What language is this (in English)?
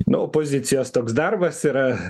Lithuanian